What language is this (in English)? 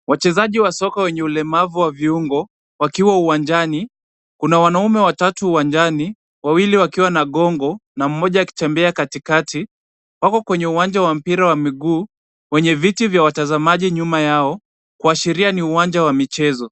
Swahili